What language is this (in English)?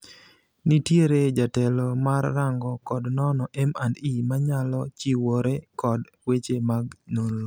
Luo (Kenya and Tanzania)